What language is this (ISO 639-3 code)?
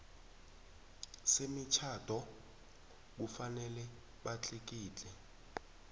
nbl